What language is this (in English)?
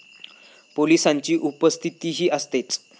Marathi